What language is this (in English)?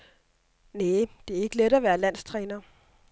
Danish